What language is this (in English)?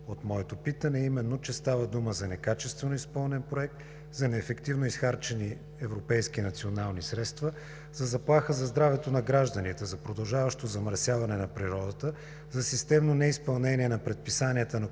Bulgarian